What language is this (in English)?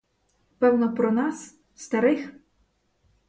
Ukrainian